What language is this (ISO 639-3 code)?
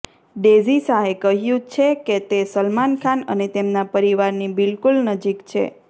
guj